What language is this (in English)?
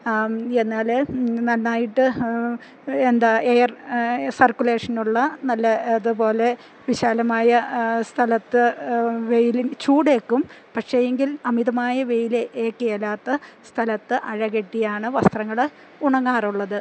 Malayalam